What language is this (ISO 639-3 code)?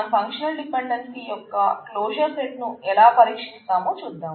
tel